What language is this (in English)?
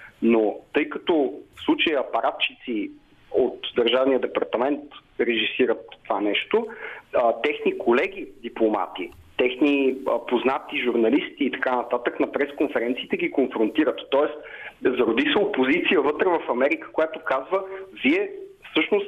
Bulgarian